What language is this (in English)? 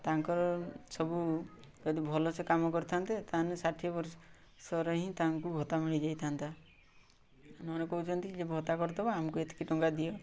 Odia